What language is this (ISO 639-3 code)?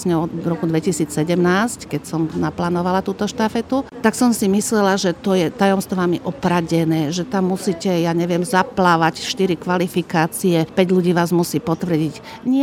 slk